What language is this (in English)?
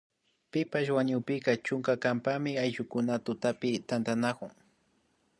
Imbabura Highland Quichua